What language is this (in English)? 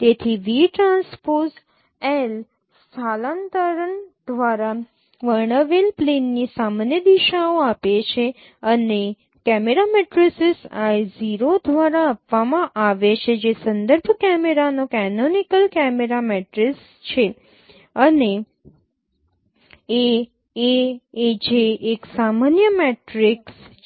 Gujarati